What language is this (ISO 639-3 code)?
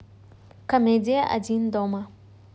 rus